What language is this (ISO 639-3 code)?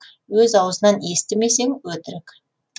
kaz